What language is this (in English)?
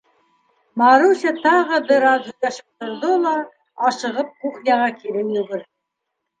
Bashkir